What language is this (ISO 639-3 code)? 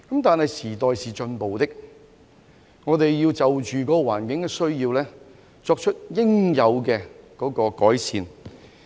yue